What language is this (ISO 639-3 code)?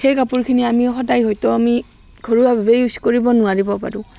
asm